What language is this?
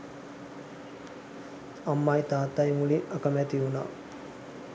Sinhala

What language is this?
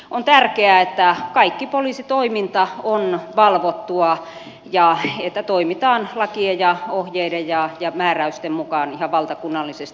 Finnish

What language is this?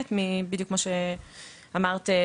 Hebrew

